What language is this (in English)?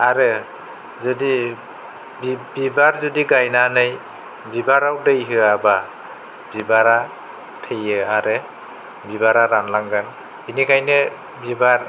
Bodo